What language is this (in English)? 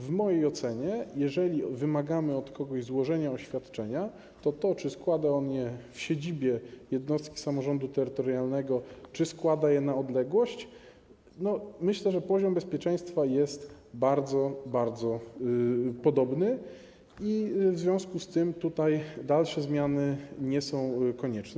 Polish